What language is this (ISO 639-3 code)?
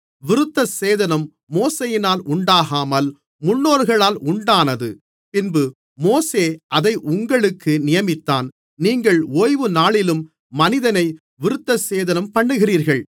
tam